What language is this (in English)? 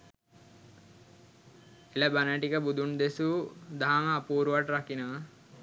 Sinhala